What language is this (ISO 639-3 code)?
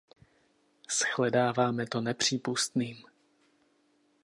ces